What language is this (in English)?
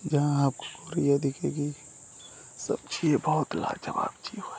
Hindi